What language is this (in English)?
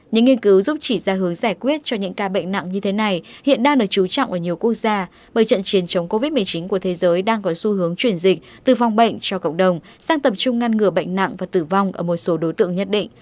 Vietnamese